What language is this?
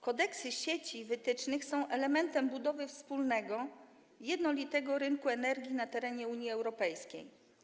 Polish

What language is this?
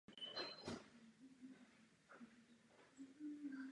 Czech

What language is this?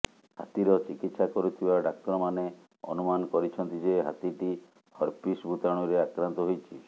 Odia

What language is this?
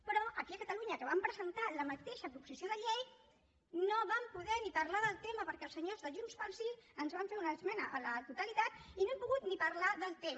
Catalan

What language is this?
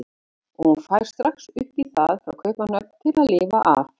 Icelandic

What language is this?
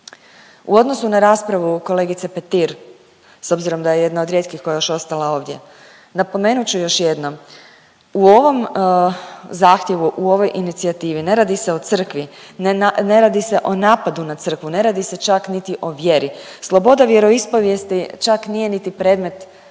Croatian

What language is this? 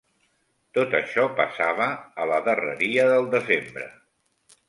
Catalan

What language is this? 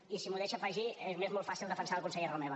Catalan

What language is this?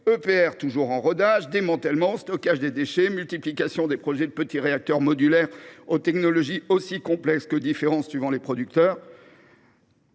French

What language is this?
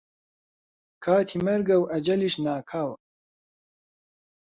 Central Kurdish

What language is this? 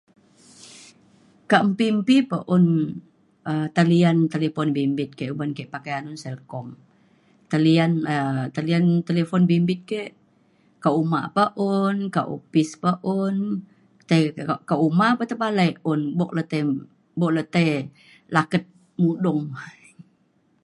Mainstream Kenyah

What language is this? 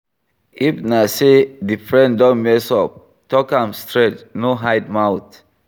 Nigerian Pidgin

